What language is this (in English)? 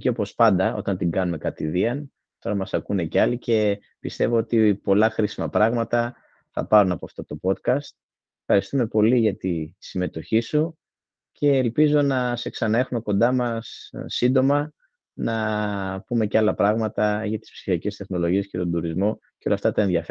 Greek